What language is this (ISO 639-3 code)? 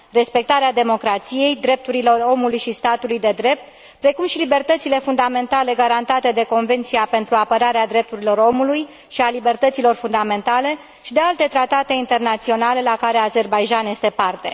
ron